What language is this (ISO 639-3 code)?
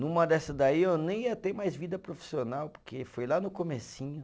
por